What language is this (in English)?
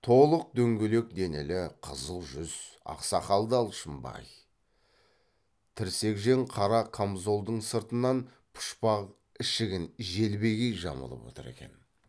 Kazakh